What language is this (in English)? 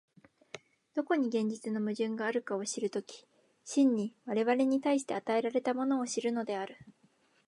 Japanese